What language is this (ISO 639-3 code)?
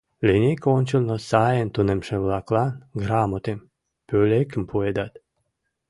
chm